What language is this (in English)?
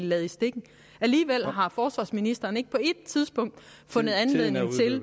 Danish